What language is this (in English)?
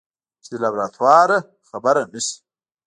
Pashto